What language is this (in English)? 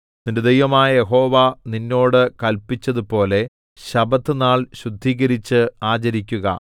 Malayalam